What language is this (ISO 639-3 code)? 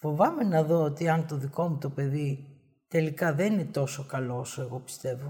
ell